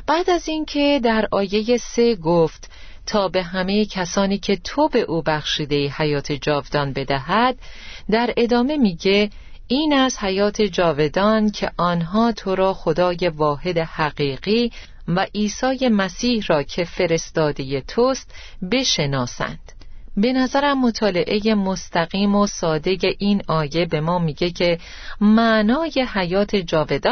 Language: Persian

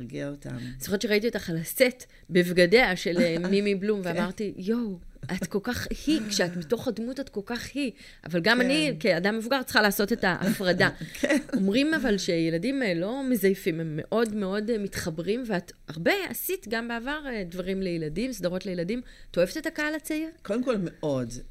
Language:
Hebrew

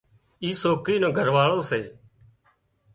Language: Wadiyara Koli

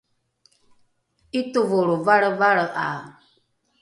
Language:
Rukai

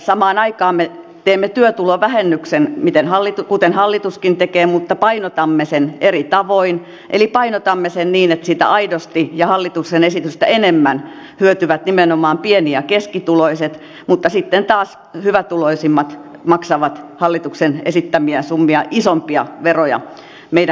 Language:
Finnish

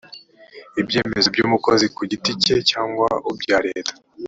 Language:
Kinyarwanda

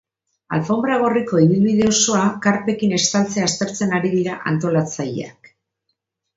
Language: Basque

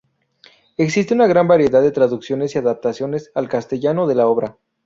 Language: Spanish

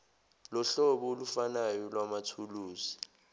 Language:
Zulu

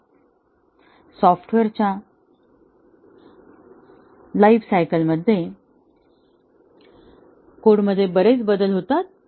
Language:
Marathi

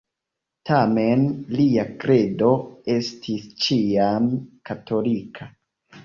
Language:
Esperanto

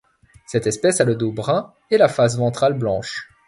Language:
French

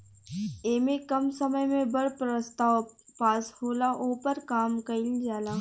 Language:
Bhojpuri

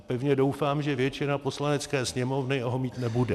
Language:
Czech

